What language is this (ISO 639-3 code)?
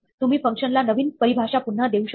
mar